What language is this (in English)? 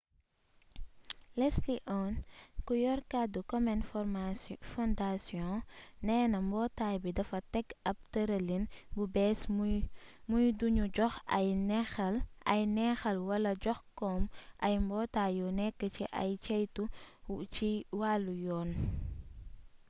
Wolof